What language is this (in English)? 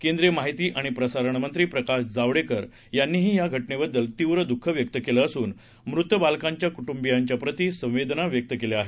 Marathi